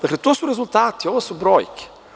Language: Serbian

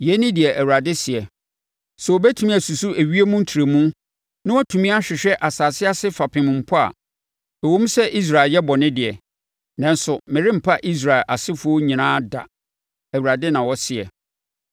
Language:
Akan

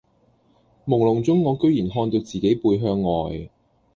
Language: Cantonese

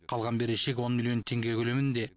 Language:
Kazakh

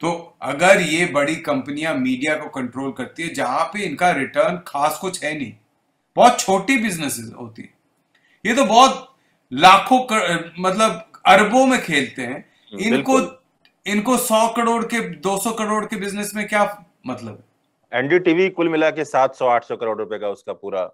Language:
Hindi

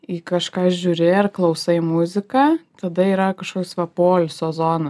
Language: Lithuanian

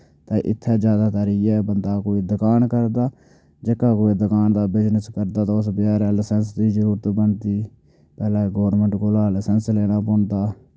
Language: Dogri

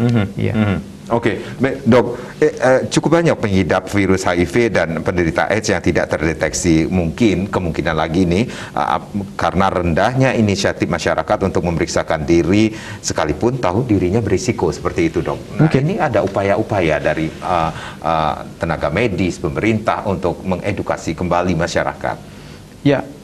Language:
Indonesian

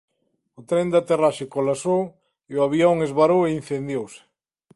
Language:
Galician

